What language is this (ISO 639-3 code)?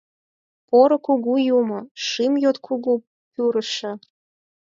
chm